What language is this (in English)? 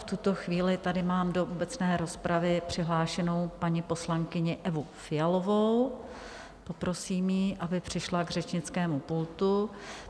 Czech